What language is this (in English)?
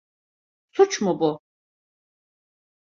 Turkish